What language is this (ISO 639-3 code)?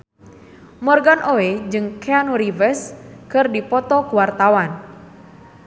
sun